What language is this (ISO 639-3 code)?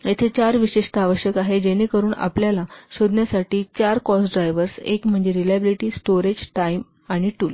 mar